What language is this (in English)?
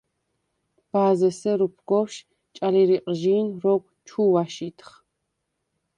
Svan